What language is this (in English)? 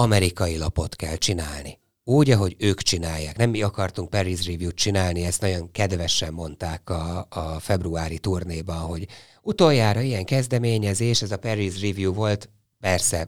Hungarian